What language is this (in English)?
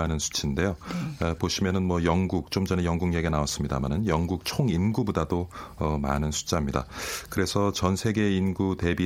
Korean